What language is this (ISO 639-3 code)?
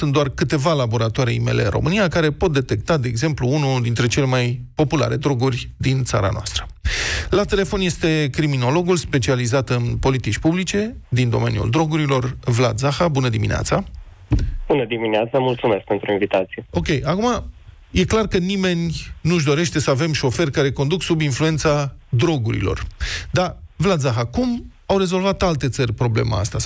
ron